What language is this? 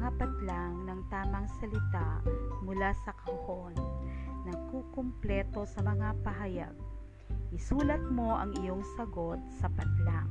Filipino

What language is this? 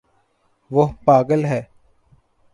Urdu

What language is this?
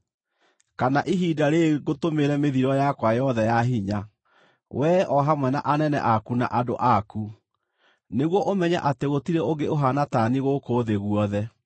Kikuyu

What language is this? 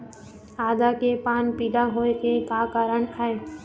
Chhattisgarhi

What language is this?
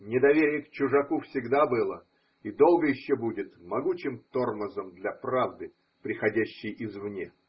Russian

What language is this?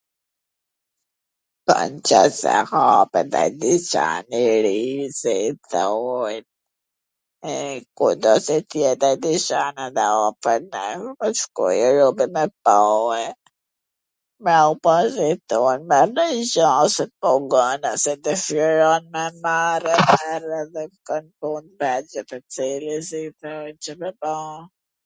Gheg Albanian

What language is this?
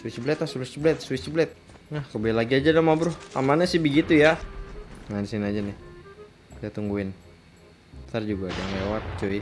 Indonesian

